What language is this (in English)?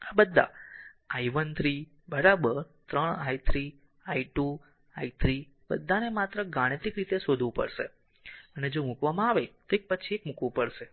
Gujarati